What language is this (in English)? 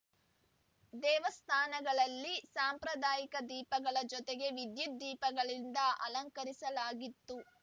Kannada